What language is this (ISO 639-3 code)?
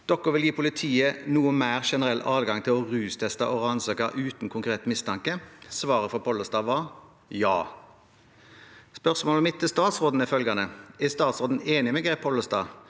nor